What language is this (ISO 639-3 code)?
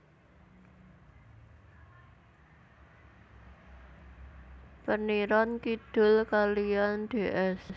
jav